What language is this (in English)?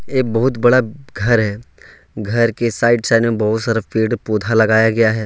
Hindi